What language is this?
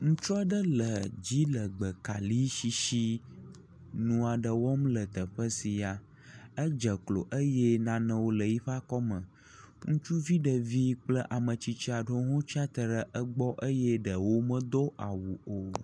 Ewe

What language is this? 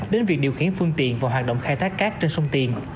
Vietnamese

